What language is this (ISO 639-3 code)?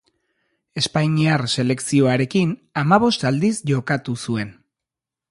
eus